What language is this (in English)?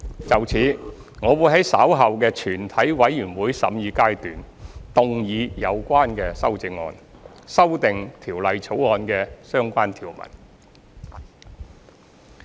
Cantonese